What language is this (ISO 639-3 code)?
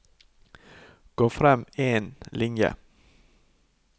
nor